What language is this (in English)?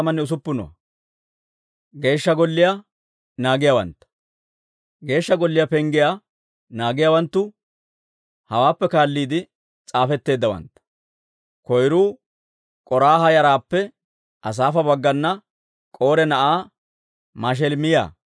Dawro